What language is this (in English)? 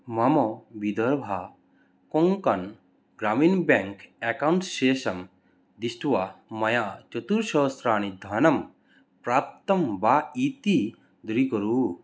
Sanskrit